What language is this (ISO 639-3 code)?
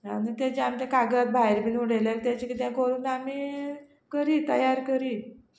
kok